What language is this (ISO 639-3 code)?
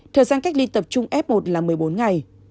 vie